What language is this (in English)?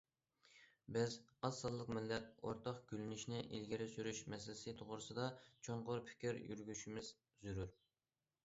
Uyghur